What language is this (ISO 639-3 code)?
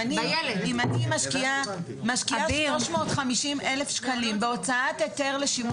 heb